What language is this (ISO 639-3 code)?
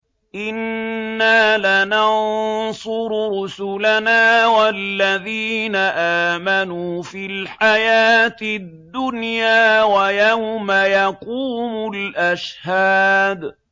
ara